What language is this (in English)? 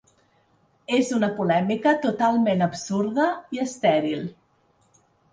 Catalan